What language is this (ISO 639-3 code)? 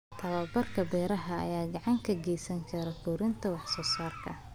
som